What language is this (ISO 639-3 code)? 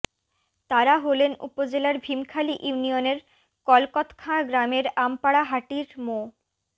ben